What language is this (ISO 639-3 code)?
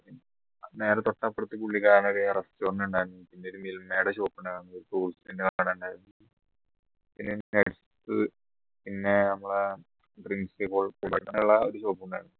mal